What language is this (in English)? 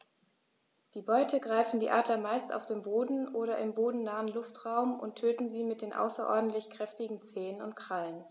German